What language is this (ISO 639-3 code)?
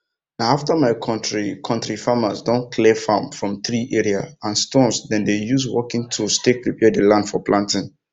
pcm